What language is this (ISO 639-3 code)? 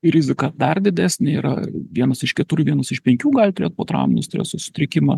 lit